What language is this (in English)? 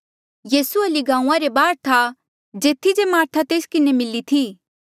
Mandeali